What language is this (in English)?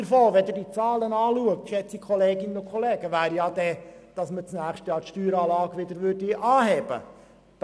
Swiss German